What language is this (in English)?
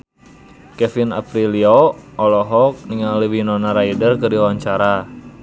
Sundanese